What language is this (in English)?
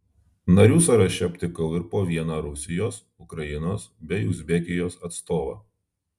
Lithuanian